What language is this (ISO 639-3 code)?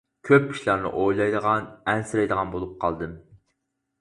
uig